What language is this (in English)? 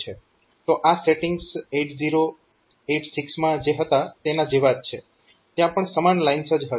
Gujarati